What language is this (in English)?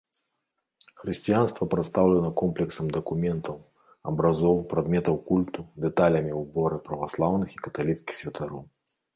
Belarusian